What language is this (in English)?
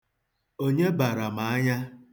Igbo